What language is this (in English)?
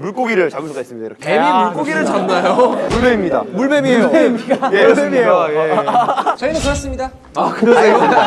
Korean